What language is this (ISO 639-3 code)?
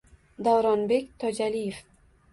uzb